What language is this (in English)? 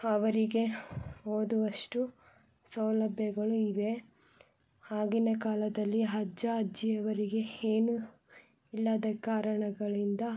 Kannada